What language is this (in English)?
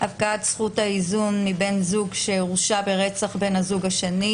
Hebrew